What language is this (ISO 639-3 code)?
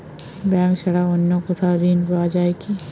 ben